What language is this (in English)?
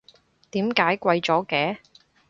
Cantonese